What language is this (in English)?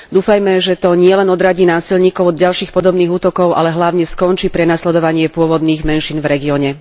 Slovak